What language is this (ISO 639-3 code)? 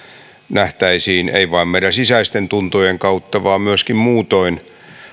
fin